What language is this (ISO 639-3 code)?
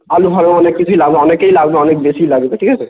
ben